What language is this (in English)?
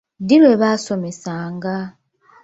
Ganda